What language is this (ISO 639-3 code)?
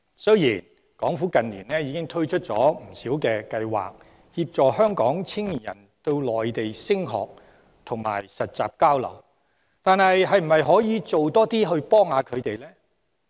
yue